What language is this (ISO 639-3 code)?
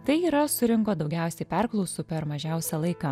lit